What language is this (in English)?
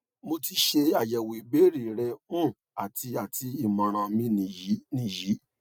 Yoruba